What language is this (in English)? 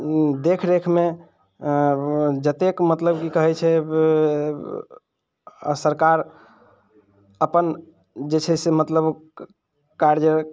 Maithili